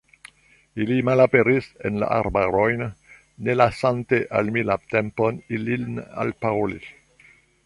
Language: Esperanto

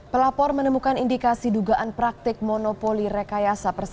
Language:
Indonesian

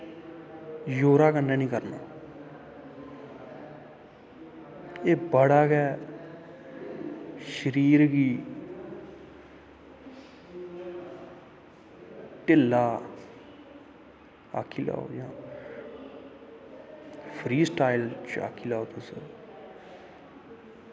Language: Dogri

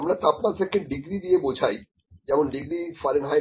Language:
Bangla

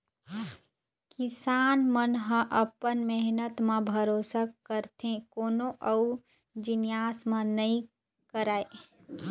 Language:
Chhattisgarhi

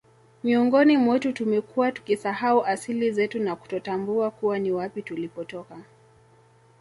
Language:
Swahili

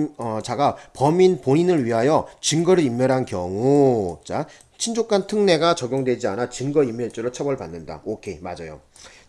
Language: Korean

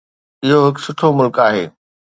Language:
Sindhi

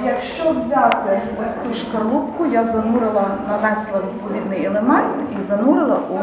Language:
Ukrainian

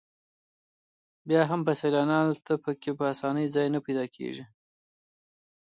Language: Pashto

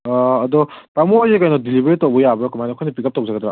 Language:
Manipuri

